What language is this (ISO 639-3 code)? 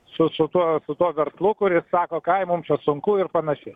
lit